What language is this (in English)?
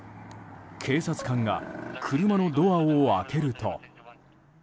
Japanese